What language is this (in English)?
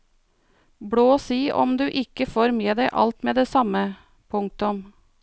Norwegian